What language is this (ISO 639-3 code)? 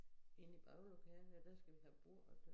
dan